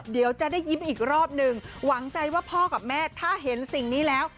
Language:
Thai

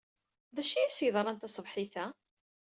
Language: Kabyle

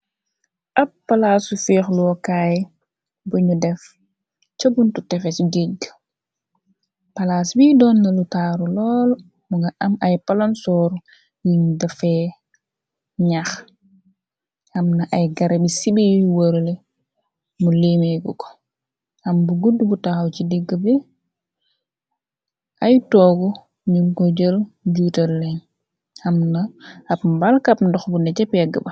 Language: Wolof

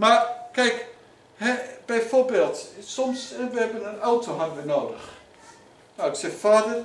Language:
Dutch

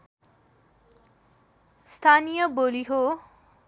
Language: Nepali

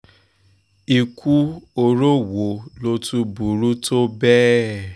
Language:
Yoruba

